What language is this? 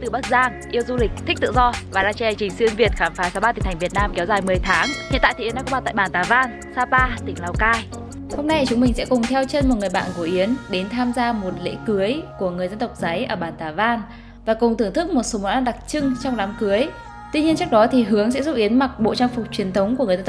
Vietnamese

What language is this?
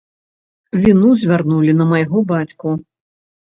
Belarusian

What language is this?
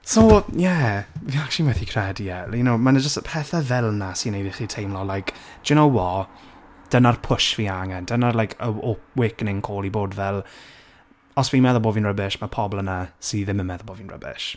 Welsh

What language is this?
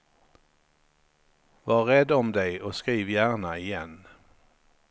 Swedish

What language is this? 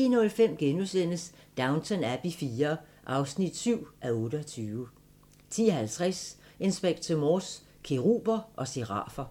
Danish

